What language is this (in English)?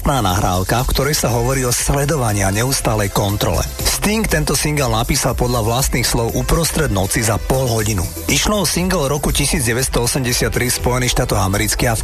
Slovak